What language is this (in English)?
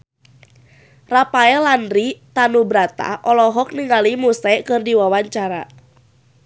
Sundanese